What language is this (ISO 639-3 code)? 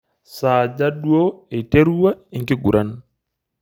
mas